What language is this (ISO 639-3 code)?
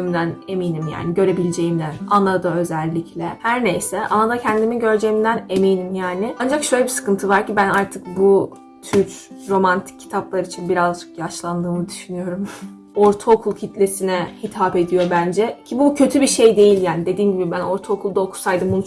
tur